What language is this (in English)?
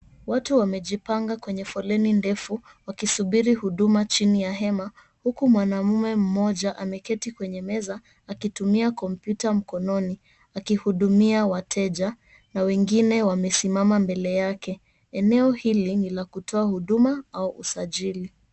Swahili